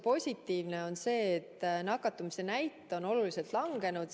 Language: Estonian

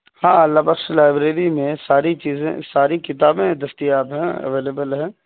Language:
Urdu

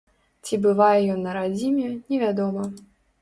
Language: Belarusian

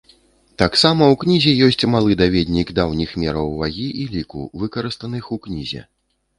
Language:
Belarusian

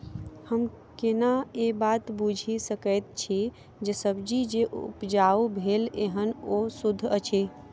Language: Maithili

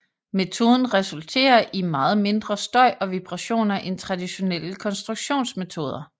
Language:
Danish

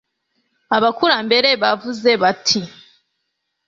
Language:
Kinyarwanda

